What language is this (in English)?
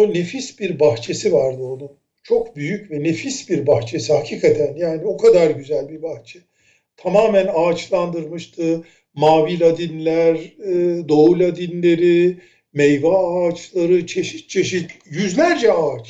Turkish